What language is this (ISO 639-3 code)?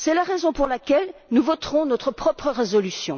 fra